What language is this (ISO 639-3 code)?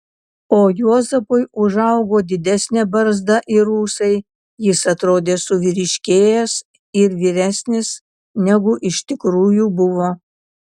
lit